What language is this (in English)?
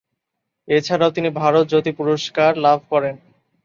Bangla